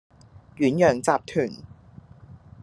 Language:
Cantonese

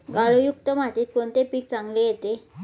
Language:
Marathi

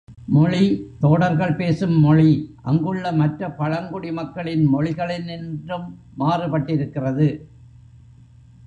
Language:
Tamil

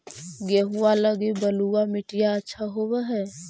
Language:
Magahi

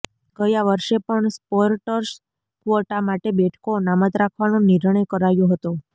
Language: Gujarati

